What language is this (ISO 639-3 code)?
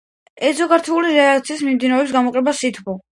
kat